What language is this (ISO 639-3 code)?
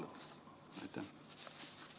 est